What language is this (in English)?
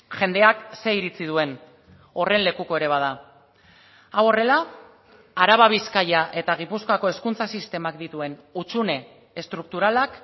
Basque